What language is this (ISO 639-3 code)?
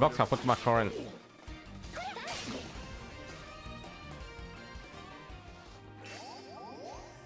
deu